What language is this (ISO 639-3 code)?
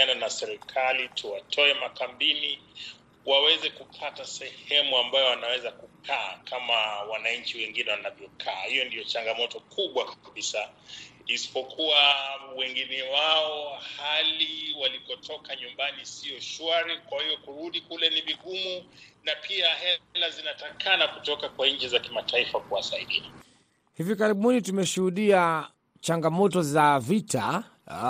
swa